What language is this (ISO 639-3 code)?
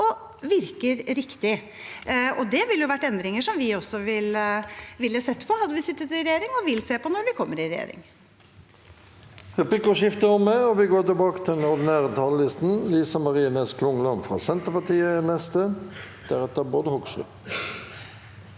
nor